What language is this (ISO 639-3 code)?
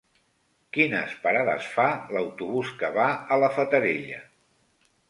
cat